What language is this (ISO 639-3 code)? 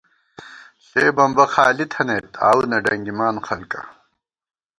gwt